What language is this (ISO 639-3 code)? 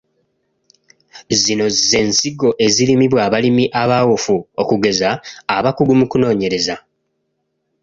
lug